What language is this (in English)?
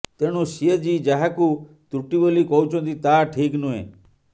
Odia